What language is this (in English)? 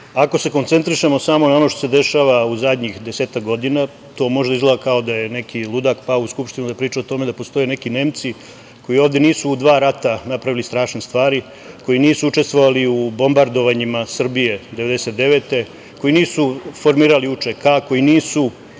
Serbian